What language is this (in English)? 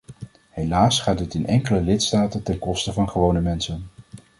Dutch